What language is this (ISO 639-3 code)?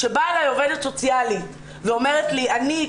heb